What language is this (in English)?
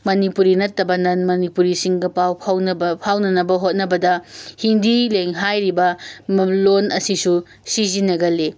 Manipuri